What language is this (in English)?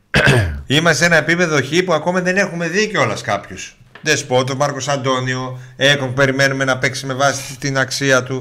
Greek